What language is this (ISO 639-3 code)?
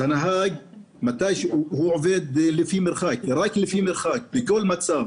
heb